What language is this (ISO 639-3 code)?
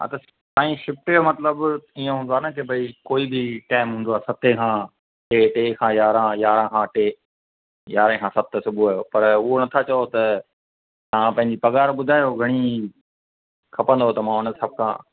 snd